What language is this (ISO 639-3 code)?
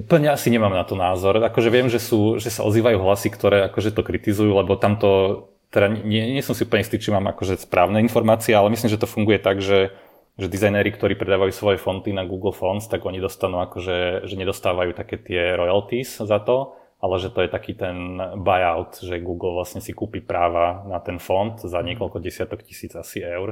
slk